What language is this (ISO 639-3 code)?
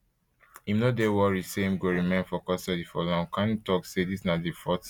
pcm